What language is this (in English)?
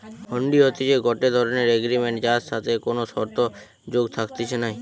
Bangla